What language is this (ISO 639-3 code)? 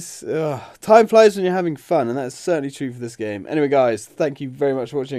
eng